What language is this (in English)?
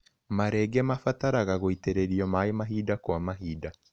Kikuyu